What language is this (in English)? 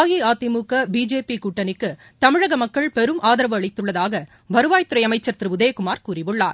Tamil